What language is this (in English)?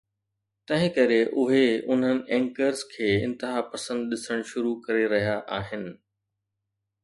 Sindhi